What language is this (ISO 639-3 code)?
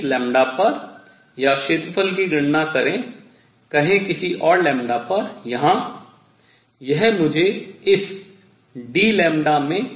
hin